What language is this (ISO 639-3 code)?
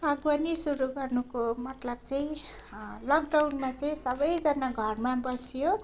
nep